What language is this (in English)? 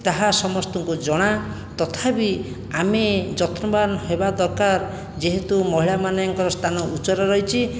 Odia